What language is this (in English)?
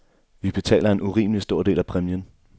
Danish